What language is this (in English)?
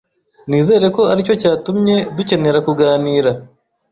Kinyarwanda